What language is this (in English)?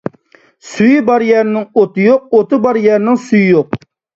Uyghur